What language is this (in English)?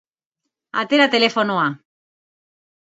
Basque